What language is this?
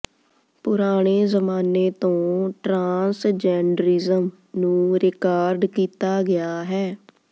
Punjabi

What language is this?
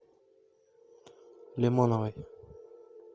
Russian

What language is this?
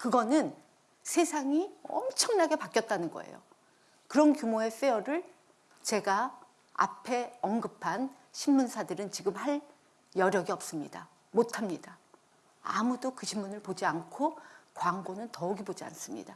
Korean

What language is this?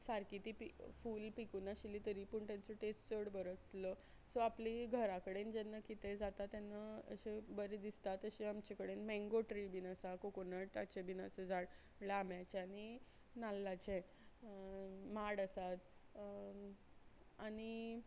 Konkani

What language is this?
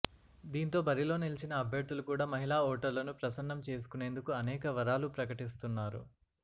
Telugu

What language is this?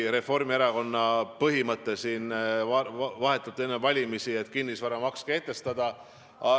Estonian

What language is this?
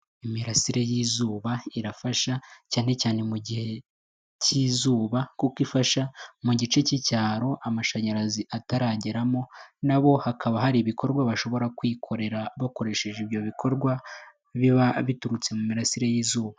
Kinyarwanda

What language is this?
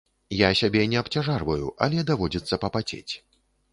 Belarusian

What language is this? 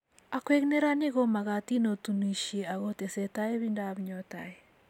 Kalenjin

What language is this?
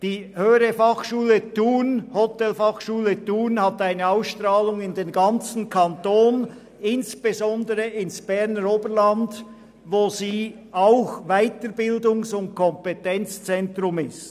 Swiss German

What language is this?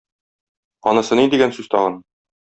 Tatar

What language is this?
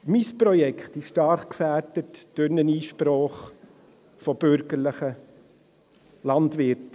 Swiss German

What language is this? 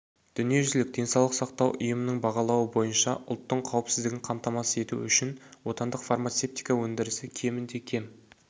Kazakh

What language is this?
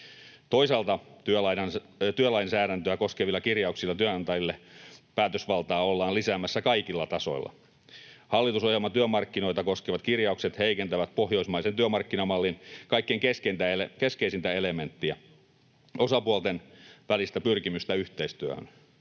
Finnish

